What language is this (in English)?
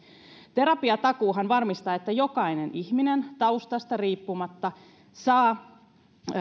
Finnish